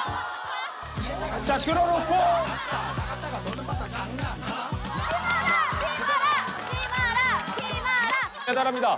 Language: Korean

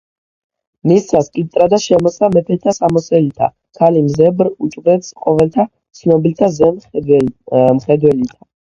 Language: Georgian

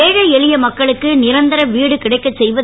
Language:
Tamil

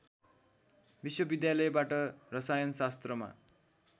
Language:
Nepali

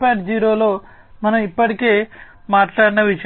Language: Telugu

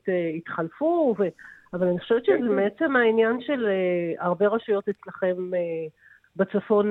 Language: Hebrew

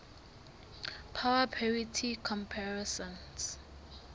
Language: Southern Sotho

